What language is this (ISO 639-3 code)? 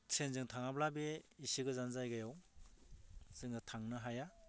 brx